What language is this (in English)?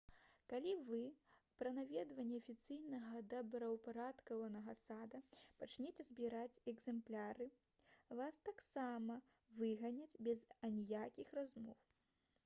Belarusian